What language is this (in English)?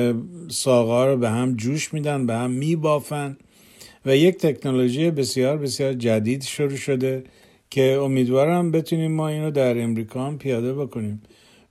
Persian